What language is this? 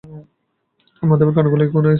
Bangla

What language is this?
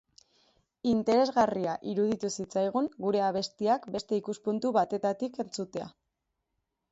Basque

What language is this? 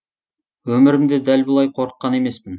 Kazakh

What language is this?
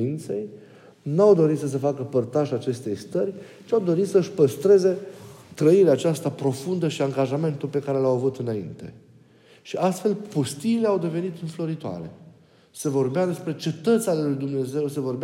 Romanian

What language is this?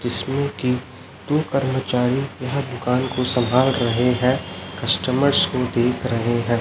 Hindi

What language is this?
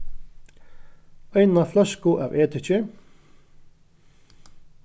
Faroese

